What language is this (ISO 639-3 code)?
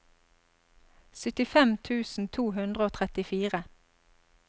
nor